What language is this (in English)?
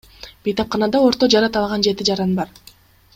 Kyrgyz